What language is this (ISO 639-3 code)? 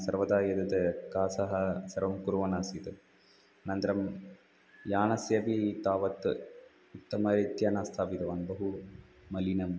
san